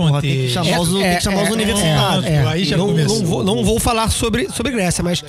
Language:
Portuguese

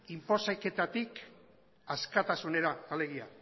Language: Basque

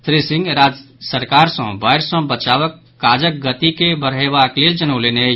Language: Maithili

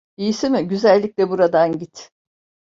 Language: Turkish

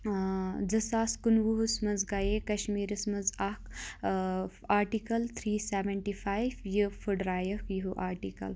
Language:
Kashmiri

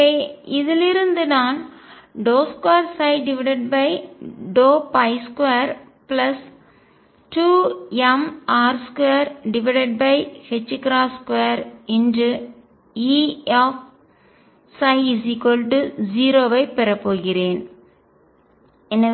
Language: Tamil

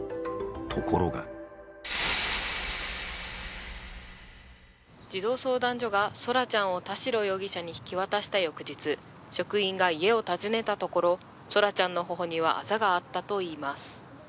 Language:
Japanese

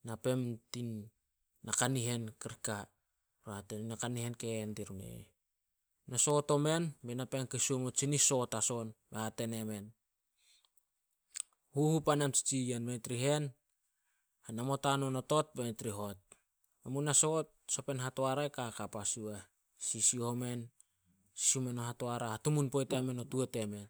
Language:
Solos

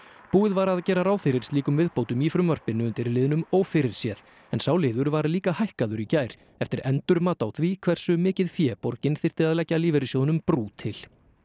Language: Icelandic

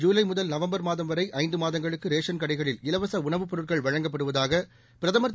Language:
Tamil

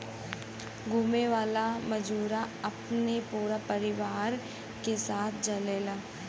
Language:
Bhojpuri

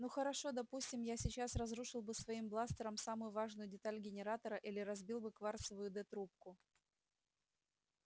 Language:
Russian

